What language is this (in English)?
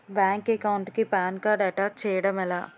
Telugu